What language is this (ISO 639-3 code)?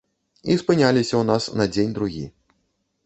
bel